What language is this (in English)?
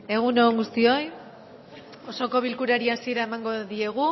Basque